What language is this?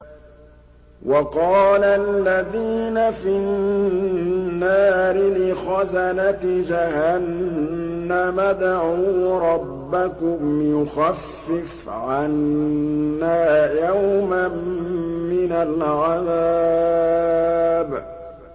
Arabic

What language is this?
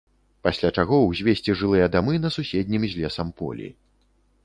Belarusian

